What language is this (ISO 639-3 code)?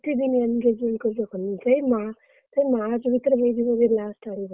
ori